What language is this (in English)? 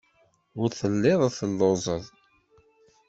Kabyle